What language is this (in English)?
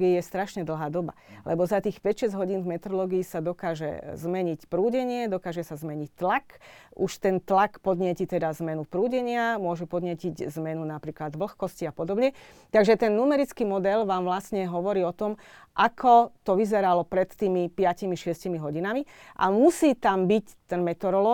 Slovak